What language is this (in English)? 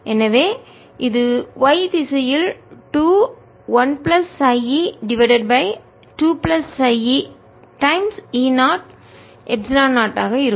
Tamil